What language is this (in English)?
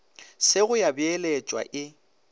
Northern Sotho